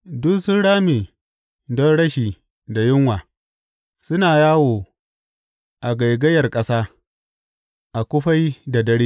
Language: Hausa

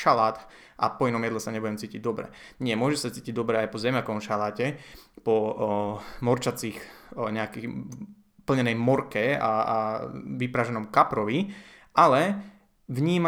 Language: Slovak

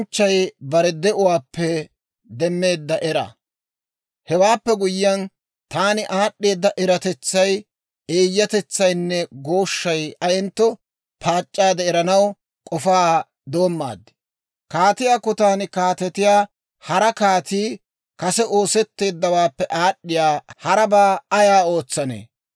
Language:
Dawro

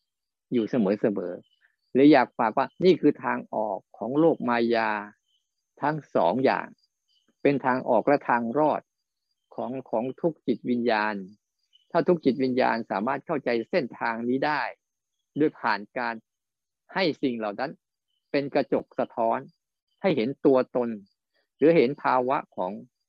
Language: Thai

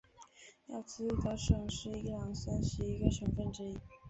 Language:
Chinese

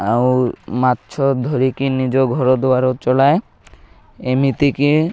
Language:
Odia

